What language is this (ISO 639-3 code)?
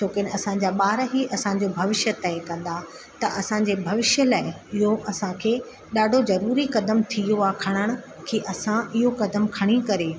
snd